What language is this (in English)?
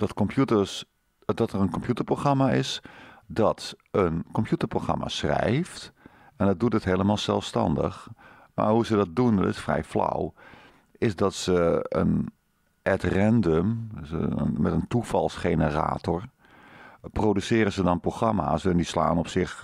Dutch